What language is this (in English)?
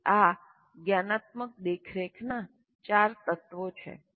Gujarati